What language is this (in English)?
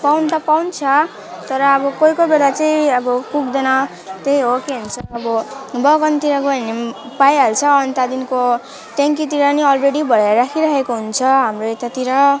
Nepali